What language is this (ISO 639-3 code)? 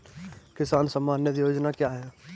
hin